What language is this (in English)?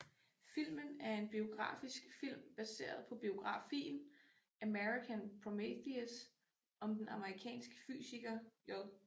Danish